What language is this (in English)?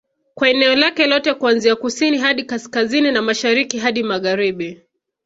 Swahili